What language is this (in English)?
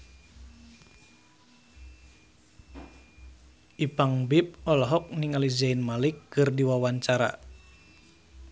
Sundanese